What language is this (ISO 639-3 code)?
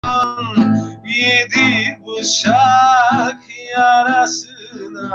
tur